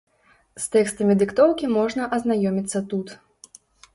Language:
Belarusian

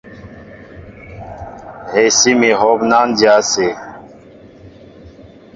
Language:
Mbo (Cameroon)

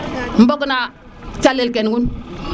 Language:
Serer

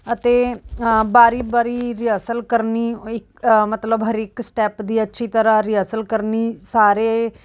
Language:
Punjabi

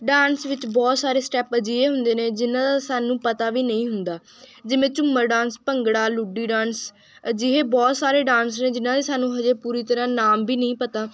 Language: Punjabi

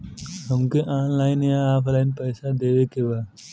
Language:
Bhojpuri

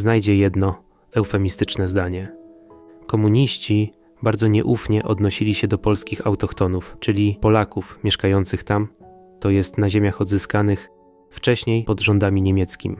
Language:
Polish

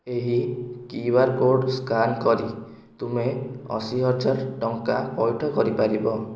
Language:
Odia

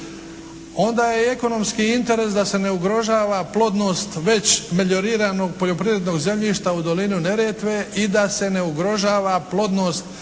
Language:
Croatian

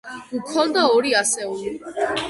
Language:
Georgian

